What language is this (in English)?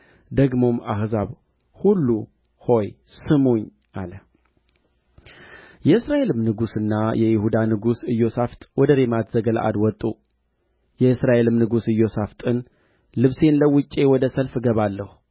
Amharic